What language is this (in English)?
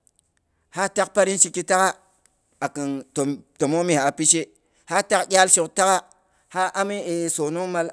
Boghom